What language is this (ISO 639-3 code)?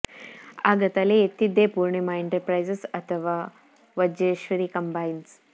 kan